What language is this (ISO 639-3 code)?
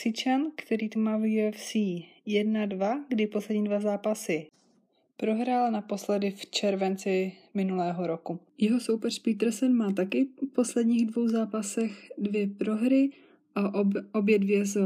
ces